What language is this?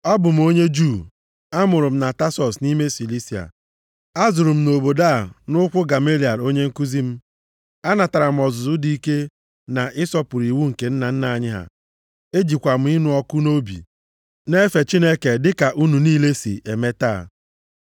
Igbo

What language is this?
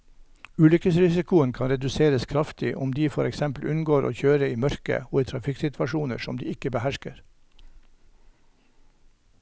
Norwegian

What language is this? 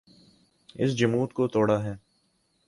Urdu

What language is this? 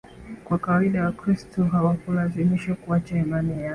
Swahili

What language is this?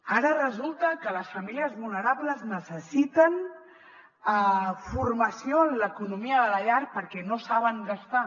Catalan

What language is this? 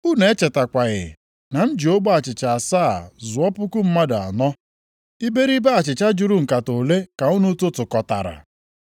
Igbo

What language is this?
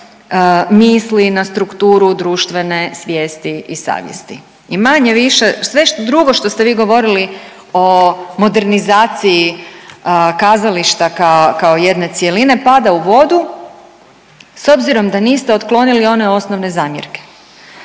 Croatian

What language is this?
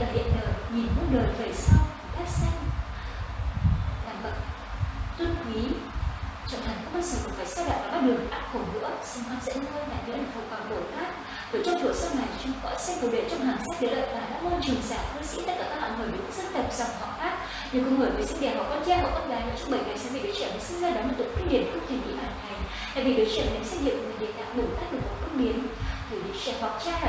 Vietnamese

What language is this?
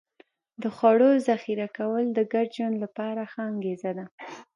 Pashto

